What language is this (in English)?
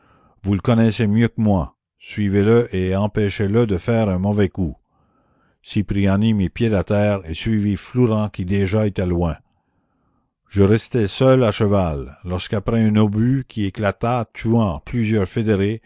French